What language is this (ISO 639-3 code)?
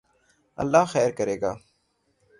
urd